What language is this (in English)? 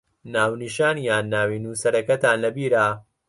Central Kurdish